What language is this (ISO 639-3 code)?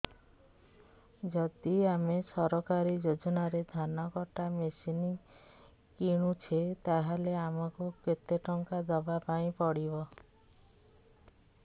ori